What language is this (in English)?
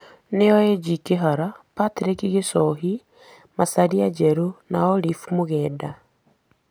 Kikuyu